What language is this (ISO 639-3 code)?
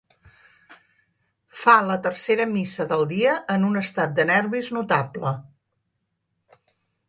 cat